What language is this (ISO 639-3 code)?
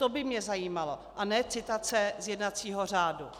ces